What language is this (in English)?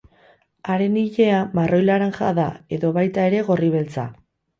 Basque